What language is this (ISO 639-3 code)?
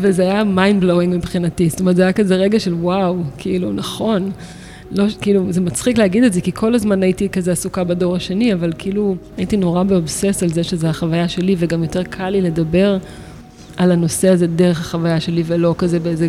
heb